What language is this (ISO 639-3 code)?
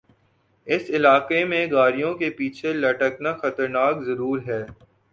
urd